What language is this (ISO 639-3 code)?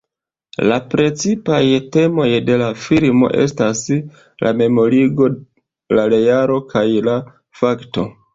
epo